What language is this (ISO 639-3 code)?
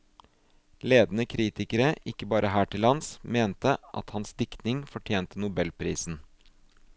nor